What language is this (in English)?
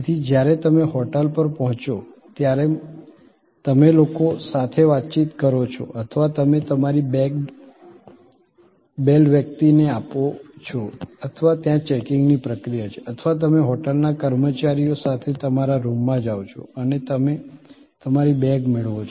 Gujarati